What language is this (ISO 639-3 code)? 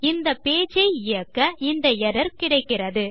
tam